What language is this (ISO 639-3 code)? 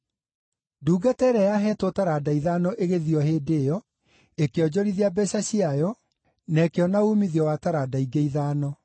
kik